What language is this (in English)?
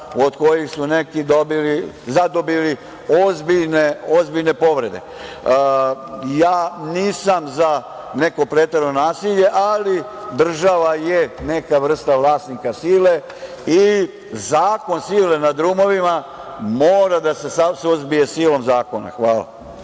Serbian